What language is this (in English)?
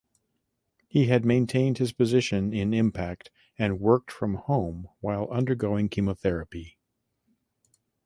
English